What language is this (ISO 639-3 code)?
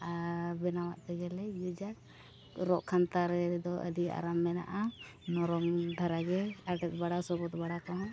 sat